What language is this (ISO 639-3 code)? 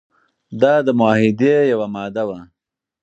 pus